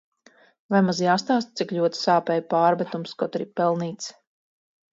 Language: Latvian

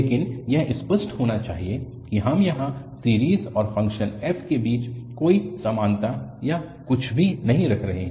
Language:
Hindi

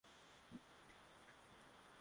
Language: Swahili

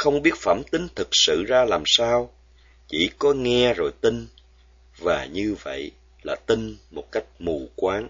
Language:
Vietnamese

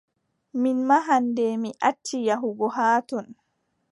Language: Adamawa Fulfulde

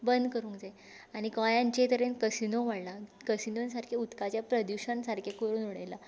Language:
Konkani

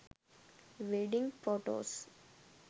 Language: Sinhala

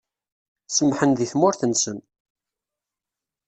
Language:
Kabyle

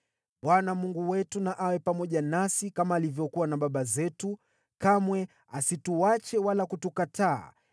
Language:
Swahili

